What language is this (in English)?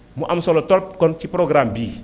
Wolof